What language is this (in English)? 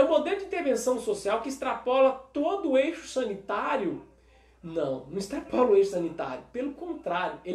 Portuguese